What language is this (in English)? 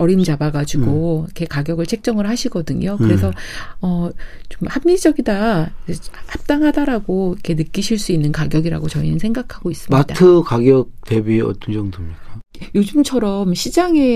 Korean